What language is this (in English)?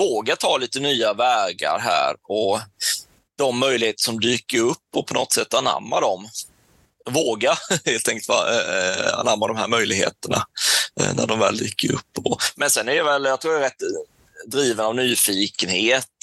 Swedish